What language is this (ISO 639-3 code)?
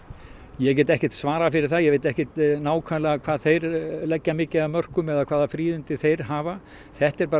isl